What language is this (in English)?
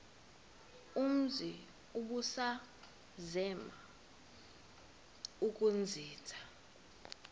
Xhosa